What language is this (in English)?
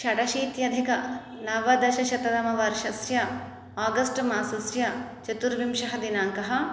Sanskrit